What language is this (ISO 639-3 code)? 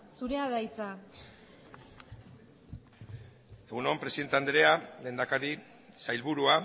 eus